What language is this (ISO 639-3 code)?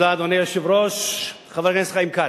heb